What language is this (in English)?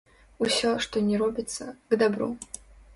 Belarusian